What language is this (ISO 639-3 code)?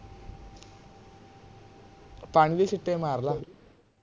pan